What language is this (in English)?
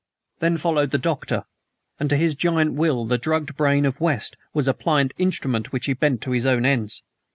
English